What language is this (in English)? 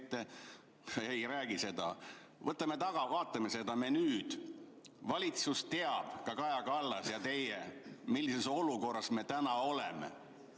Estonian